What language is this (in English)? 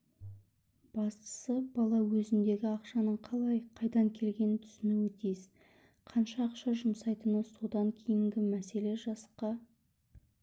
Kazakh